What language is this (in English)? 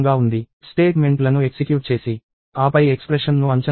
Telugu